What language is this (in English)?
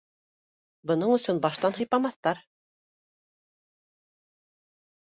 Bashkir